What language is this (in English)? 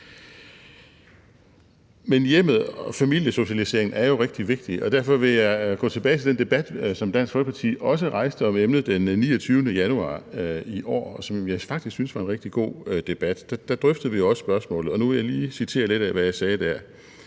Danish